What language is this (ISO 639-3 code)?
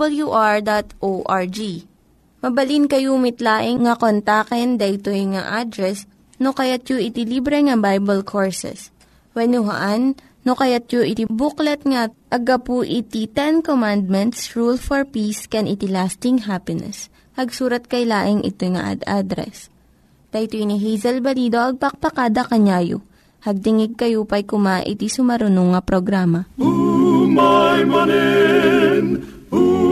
fil